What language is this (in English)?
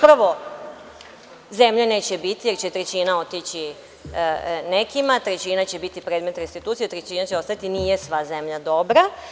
Serbian